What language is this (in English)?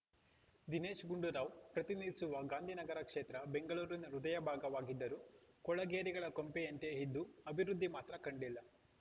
Kannada